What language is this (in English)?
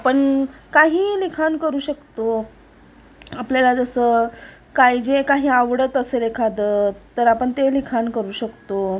Marathi